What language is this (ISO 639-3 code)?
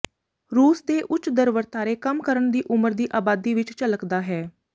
pan